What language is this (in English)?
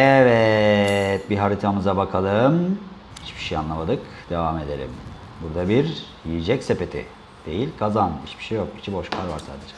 Turkish